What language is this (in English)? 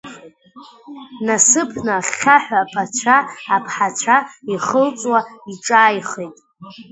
Abkhazian